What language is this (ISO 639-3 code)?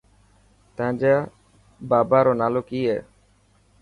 mki